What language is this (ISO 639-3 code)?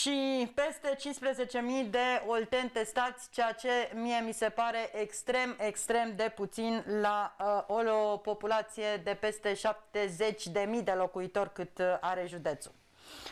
ron